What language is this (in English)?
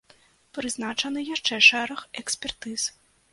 Belarusian